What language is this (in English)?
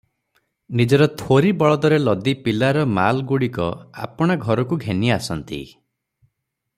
Odia